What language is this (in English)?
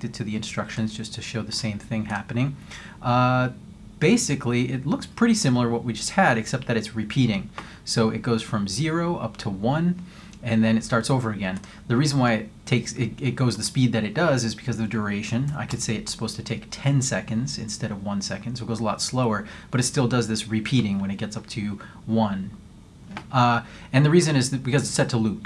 English